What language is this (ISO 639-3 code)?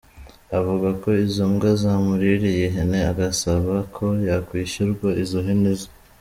kin